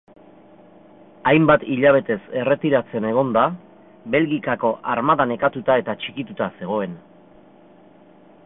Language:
Basque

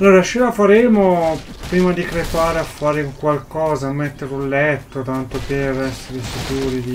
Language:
Italian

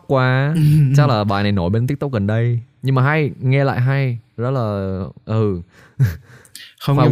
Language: Vietnamese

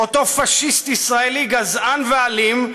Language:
Hebrew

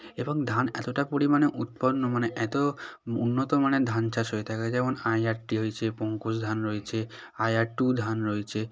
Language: Bangla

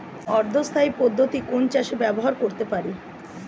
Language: Bangla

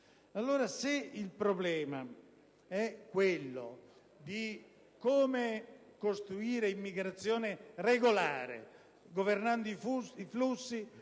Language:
Italian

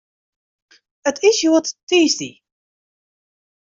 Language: Western Frisian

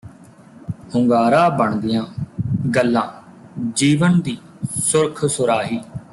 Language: Punjabi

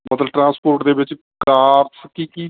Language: Punjabi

